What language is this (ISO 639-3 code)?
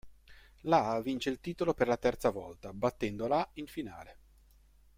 ita